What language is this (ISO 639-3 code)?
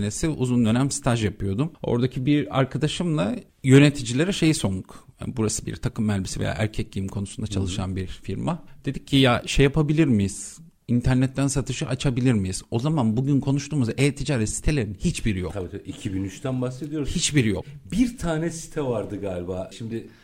tur